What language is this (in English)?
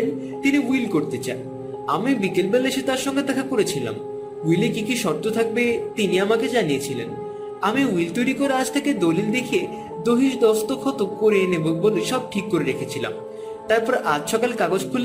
Bangla